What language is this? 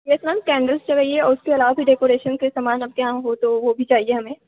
Hindi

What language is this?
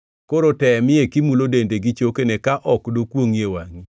Luo (Kenya and Tanzania)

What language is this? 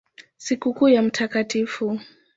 Swahili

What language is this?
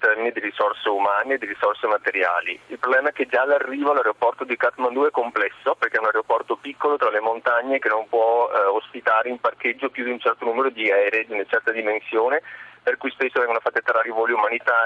Italian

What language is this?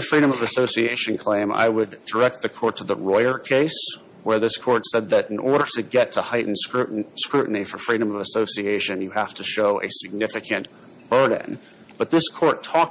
English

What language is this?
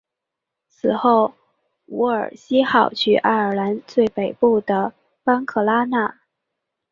Chinese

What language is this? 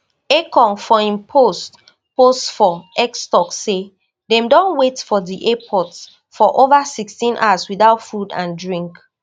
Nigerian Pidgin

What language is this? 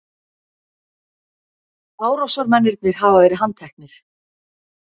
Icelandic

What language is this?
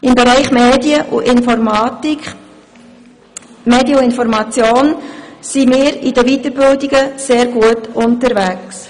Swiss German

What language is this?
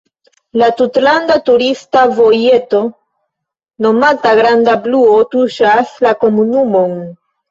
Esperanto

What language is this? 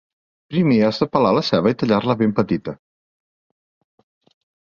Catalan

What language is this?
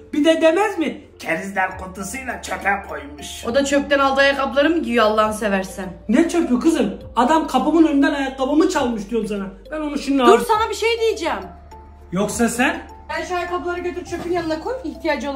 Turkish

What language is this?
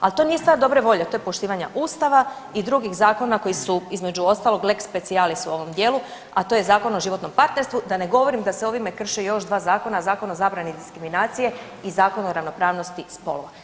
Croatian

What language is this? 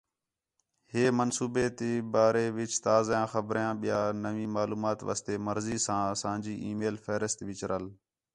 Khetrani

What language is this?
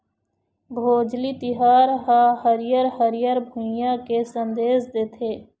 Chhattisgarhi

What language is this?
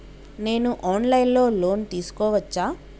Telugu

